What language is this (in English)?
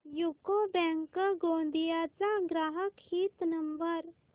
Marathi